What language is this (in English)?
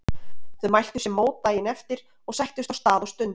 Icelandic